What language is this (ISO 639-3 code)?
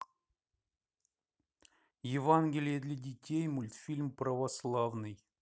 rus